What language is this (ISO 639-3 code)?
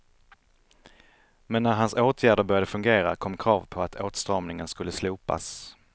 swe